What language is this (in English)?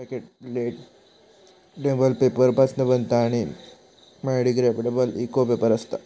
Marathi